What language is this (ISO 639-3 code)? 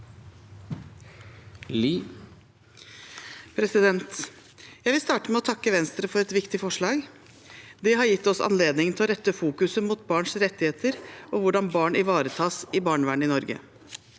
nor